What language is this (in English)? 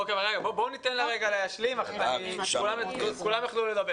Hebrew